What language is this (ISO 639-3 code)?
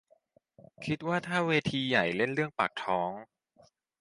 tha